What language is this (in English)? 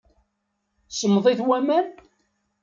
Kabyle